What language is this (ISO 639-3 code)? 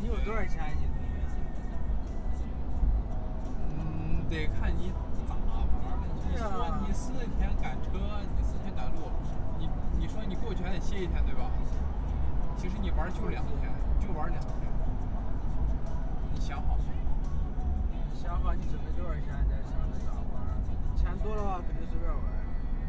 zho